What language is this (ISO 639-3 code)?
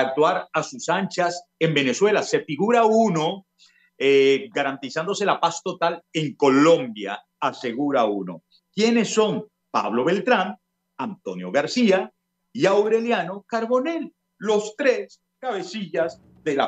spa